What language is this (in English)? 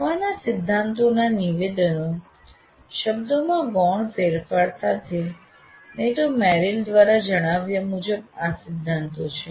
Gujarati